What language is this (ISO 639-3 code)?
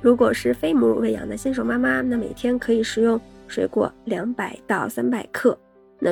zho